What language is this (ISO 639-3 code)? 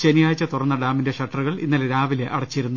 mal